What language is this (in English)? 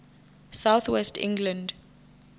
Venda